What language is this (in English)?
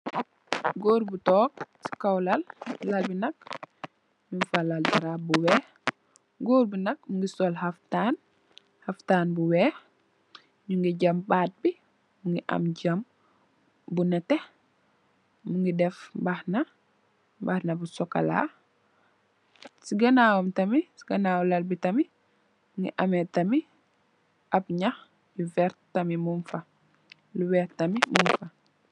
Wolof